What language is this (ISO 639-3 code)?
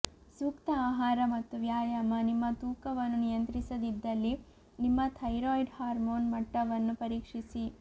kan